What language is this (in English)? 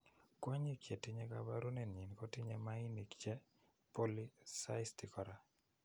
Kalenjin